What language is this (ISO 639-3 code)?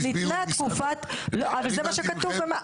heb